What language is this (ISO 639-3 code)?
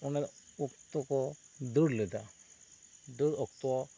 sat